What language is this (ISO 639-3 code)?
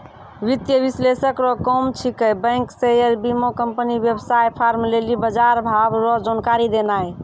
mai